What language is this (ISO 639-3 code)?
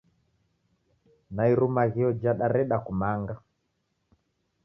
dav